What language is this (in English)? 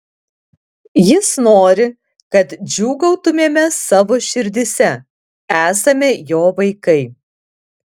Lithuanian